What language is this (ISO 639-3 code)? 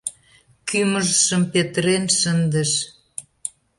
chm